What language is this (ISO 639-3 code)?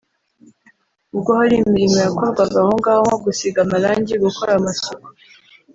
kin